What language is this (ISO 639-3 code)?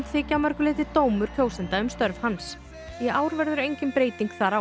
isl